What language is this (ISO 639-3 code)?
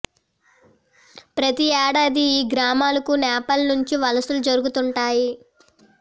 tel